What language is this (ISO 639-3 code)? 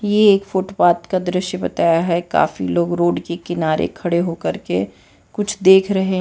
hin